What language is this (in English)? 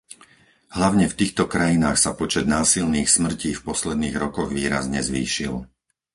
Slovak